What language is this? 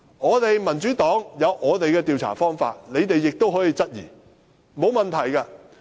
Cantonese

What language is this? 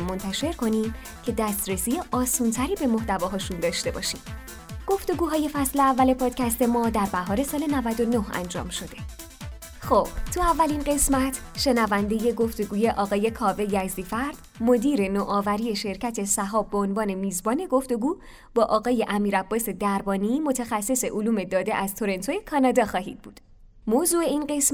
Persian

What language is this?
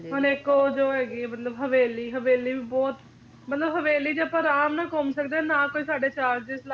Punjabi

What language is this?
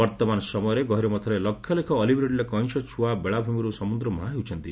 Odia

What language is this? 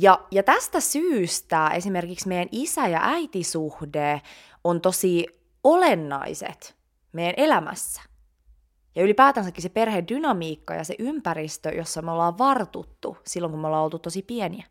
Finnish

